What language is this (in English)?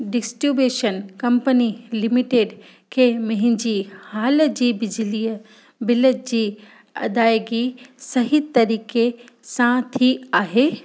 Sindhi